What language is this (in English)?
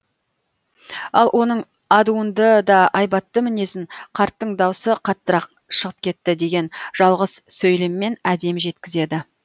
Kazakh